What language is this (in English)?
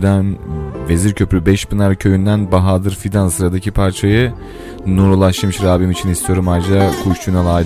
Turkish